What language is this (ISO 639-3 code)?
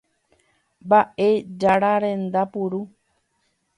grn